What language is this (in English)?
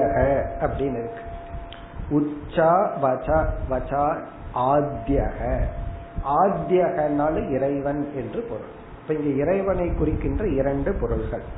Tamil